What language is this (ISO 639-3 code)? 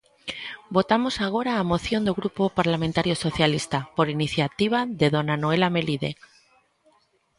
glg